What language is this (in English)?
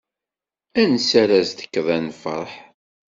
Kabyle